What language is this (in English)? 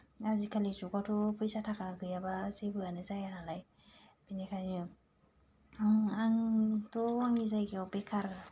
Bodo